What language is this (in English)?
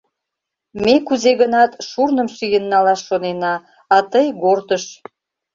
Mari